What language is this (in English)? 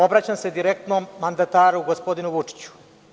Serbian